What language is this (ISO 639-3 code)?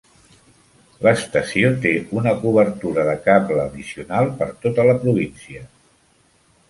cat